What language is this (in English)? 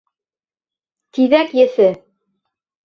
Bashkir